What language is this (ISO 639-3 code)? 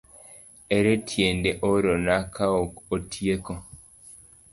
luo